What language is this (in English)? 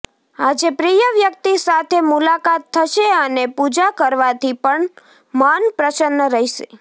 Gujarati